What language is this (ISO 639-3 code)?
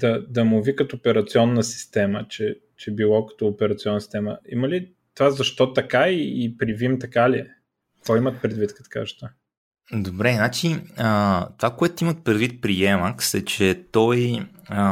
bul